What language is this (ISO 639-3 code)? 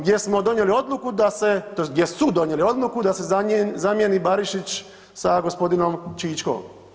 hrv